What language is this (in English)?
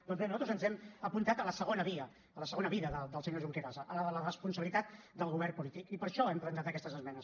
Catalan